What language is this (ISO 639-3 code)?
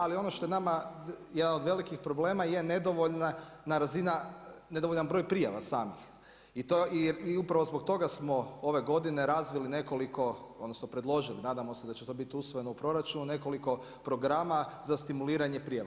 hrv